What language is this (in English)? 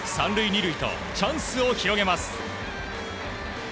Japanese